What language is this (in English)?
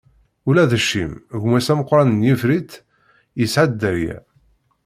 Kabyle